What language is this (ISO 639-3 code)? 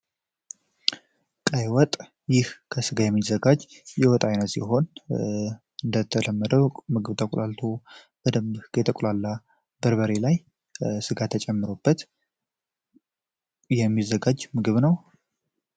amh